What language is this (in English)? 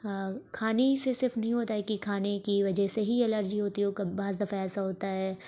Urdu